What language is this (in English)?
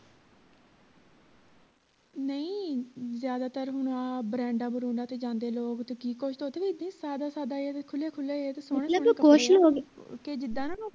Punjabi